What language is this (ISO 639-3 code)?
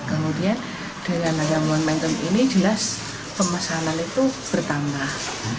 ind